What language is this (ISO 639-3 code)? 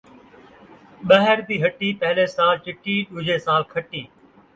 skr